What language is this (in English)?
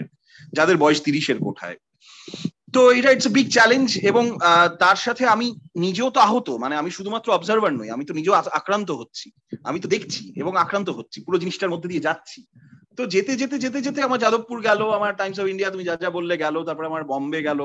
Bangla